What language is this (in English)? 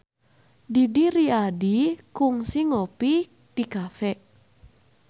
Sundanese